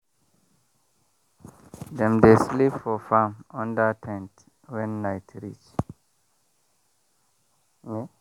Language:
Nigerian Pidgin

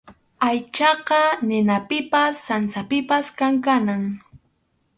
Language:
Arequipa-La Unión Quechua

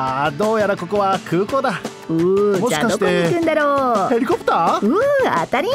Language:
Japanese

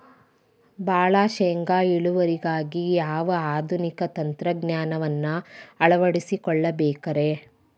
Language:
Kannada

